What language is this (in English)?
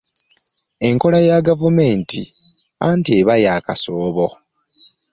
Ganda